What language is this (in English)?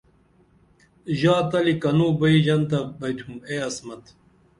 Dameli